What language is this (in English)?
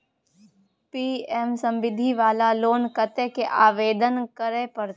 Maithili